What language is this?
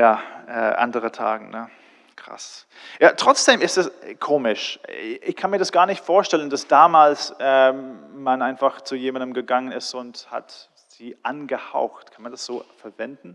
German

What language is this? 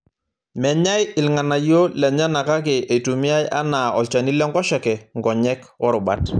Masai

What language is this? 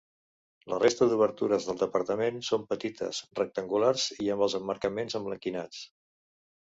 Catalan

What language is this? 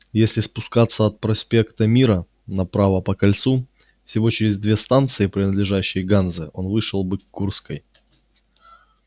Russian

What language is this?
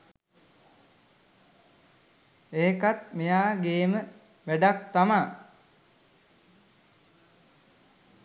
Sinhala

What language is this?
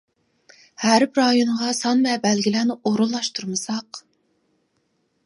Uyghur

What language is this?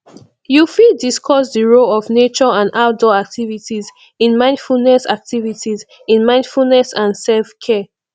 Nigerian Pidgin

